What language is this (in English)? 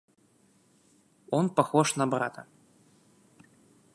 Russian